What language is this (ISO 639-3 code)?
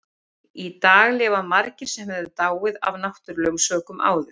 isl